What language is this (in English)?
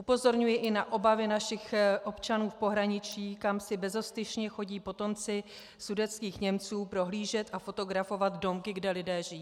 Czech